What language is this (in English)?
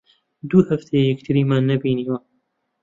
Central Kurdish